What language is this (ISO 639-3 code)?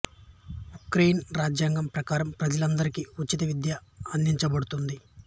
tel